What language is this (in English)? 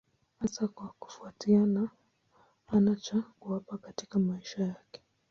Swahili